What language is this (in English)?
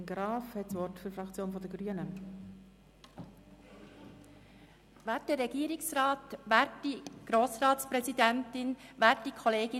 Swiss German